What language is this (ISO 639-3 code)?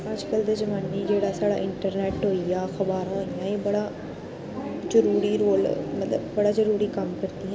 doi